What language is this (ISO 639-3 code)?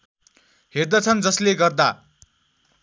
nep